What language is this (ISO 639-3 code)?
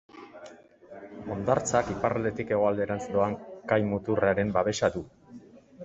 eus